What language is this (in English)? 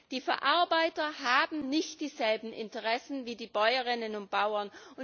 German